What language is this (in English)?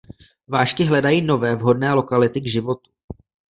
Czech